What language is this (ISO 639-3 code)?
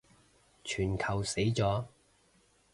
yue